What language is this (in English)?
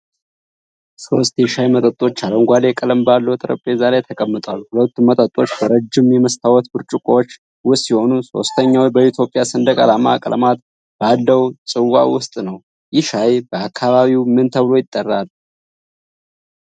Amharic